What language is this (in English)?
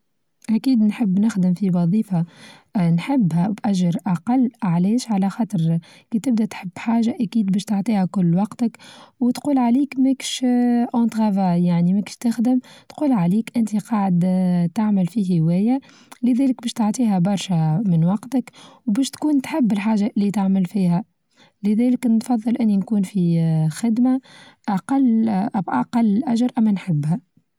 Tunisian Arabic